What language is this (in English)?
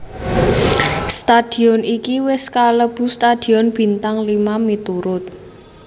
Javanese